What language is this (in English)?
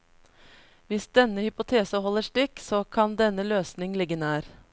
Norwegian